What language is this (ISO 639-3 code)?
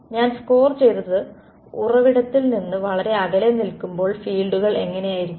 mal